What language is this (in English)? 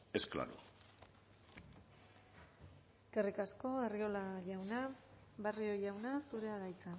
Basque